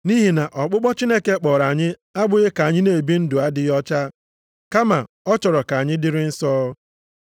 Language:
Igbo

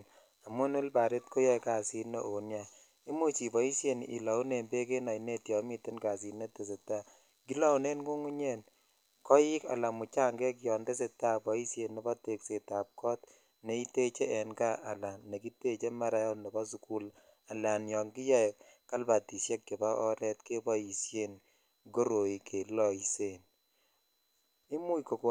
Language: Kalenjin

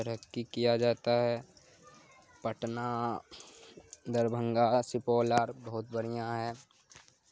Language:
Urdu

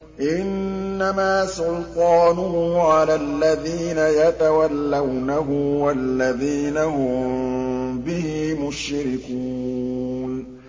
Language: Arabic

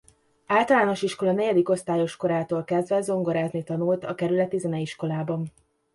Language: Hungarian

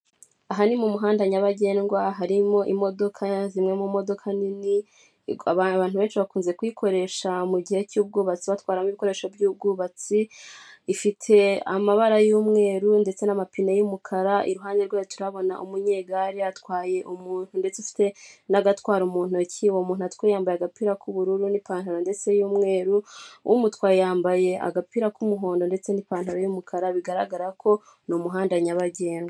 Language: Kinyarwanda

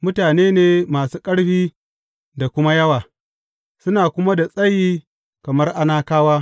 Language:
Hausa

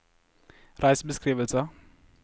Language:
Norwegian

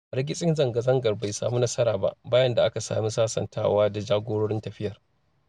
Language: Hausa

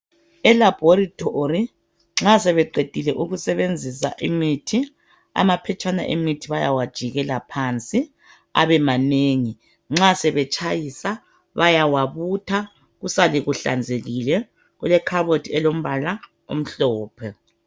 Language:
North Ndebele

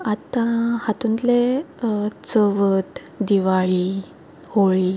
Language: Konkani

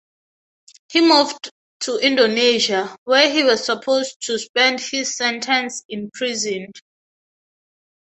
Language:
English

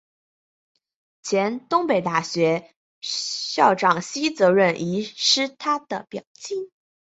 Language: Chinese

